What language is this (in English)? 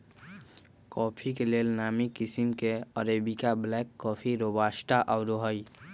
Magahi